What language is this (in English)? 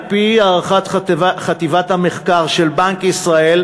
Hebrew